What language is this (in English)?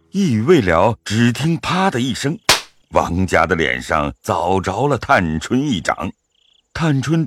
Chinese